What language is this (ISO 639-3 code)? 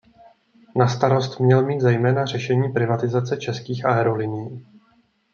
ces